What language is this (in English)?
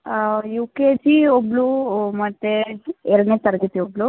Kannada